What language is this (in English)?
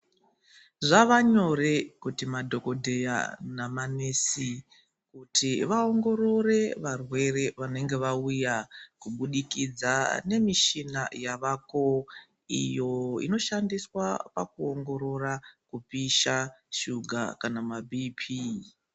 Ndau